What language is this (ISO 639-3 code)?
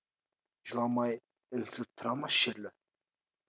kaz